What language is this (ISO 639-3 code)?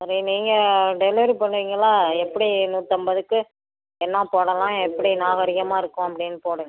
tam